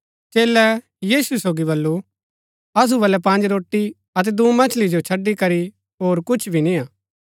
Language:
Gaddi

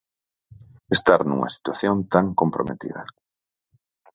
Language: Galician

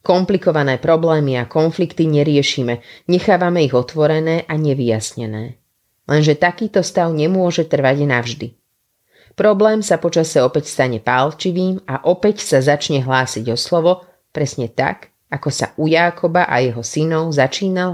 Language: Slovak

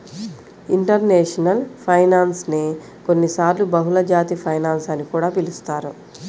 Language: Telugu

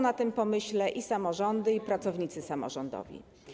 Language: Polish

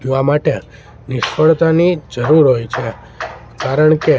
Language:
Gujarati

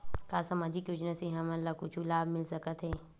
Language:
Chhattisgarhi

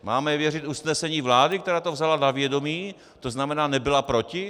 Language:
Czech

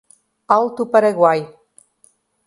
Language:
Portuguese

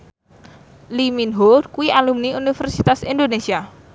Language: Javanese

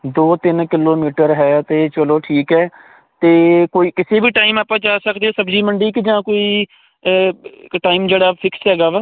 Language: Punjabi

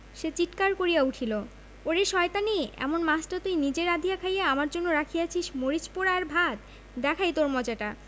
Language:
Bangla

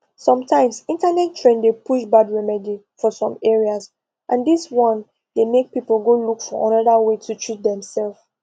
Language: Nigerian Pidgin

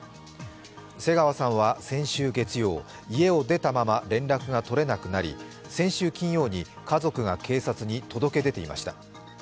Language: Japanese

